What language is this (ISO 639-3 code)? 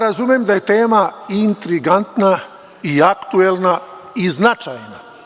srp